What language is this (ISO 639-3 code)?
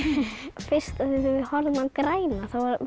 isl